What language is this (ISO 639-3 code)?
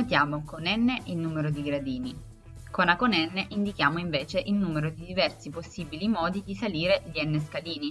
ita